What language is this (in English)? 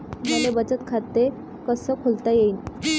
Marathi